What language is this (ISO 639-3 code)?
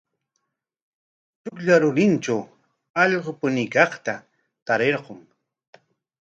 qwa